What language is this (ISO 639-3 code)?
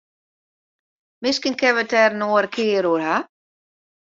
fry